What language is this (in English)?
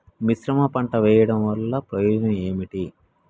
Telugu